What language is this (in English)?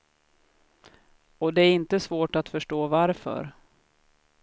Swedish